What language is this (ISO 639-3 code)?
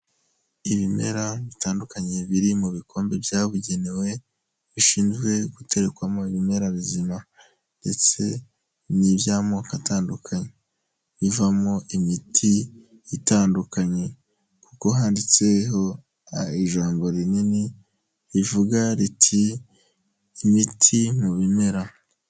kin